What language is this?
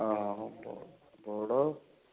Odia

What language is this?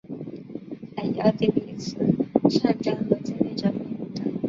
Chinese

